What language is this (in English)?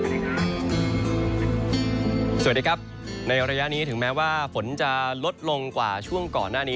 Thai